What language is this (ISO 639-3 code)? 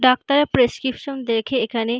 ben